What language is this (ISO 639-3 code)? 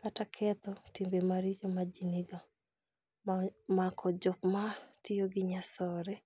luo